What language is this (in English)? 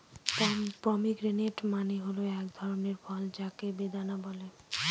Bangla